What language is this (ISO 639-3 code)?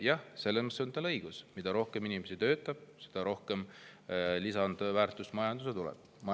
est